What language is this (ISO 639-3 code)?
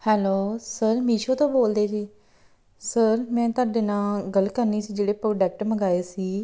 pan